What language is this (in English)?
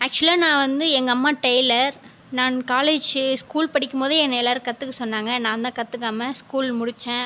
Tamil